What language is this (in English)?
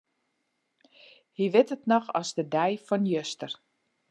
Western Frisian